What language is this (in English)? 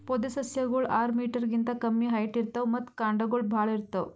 Kannada